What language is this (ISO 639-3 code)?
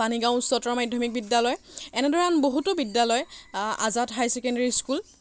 asm